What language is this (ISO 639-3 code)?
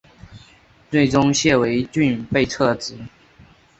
zho